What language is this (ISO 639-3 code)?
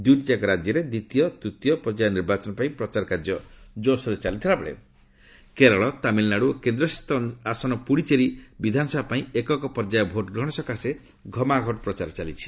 ori